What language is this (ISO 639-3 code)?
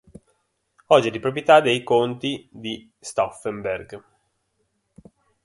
ita